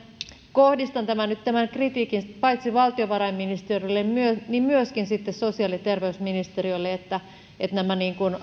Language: Finnish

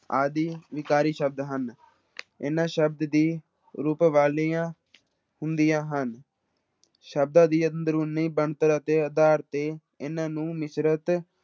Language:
Punjabi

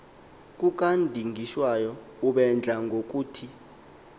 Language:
Xhosa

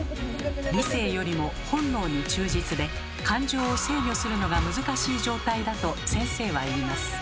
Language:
Japanese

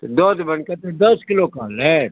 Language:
Maithili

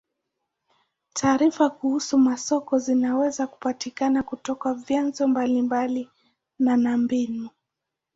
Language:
Swahili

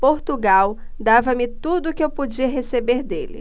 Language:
Portuguese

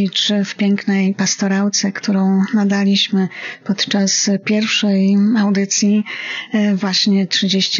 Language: Polish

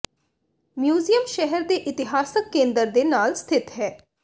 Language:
Punjabi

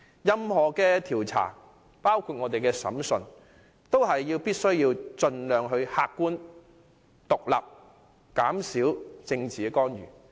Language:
Cantonese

